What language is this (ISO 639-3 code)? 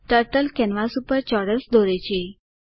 guj